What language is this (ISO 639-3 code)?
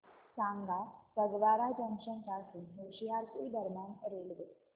mar